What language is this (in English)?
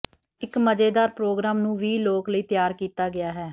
Punjabi